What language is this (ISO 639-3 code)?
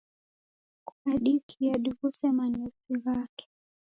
dav